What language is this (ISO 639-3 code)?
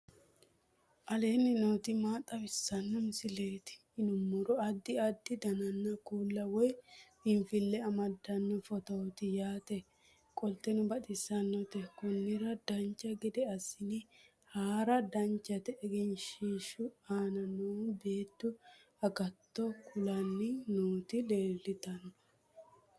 sid